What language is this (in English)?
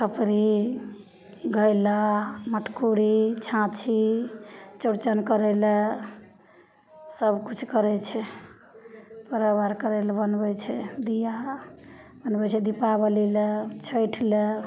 Maithili